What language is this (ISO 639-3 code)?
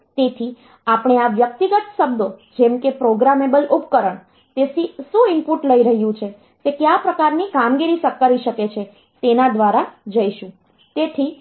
guj